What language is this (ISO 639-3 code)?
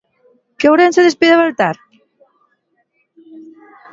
glg